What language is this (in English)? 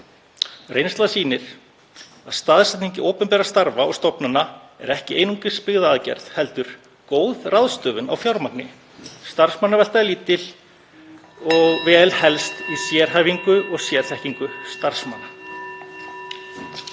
Icelandic